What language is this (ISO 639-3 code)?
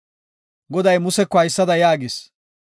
gof